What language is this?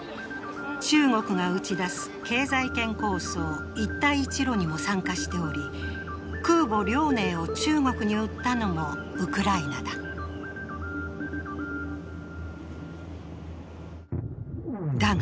Japanese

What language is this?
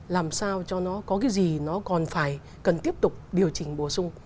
Vietnamese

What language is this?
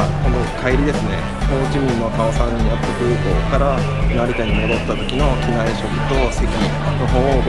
Japanese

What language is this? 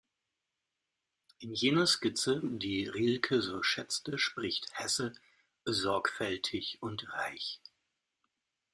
German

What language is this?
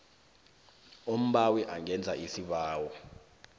South Ndebele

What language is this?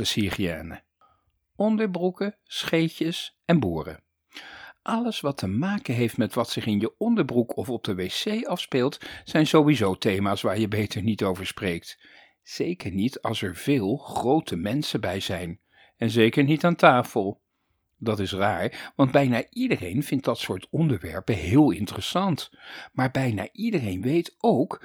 Dutch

